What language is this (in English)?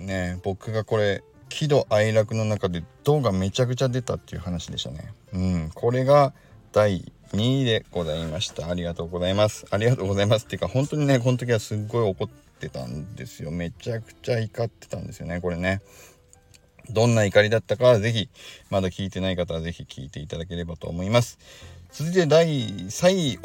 Japanese